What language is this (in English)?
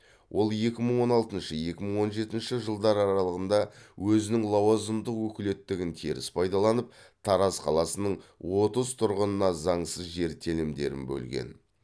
Kazakh